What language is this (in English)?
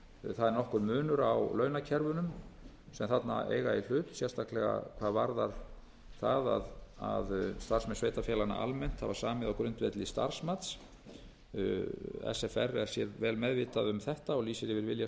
Icelandic